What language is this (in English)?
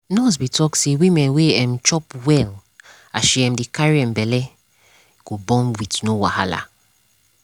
Nigerian Pidgin